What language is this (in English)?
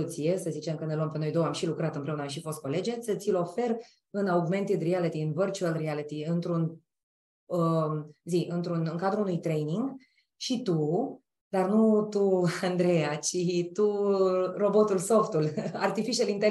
Romanian